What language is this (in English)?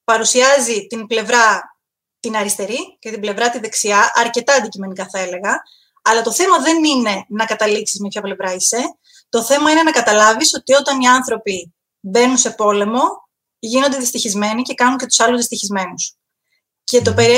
Greek